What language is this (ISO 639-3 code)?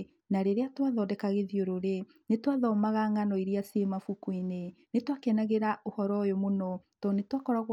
kik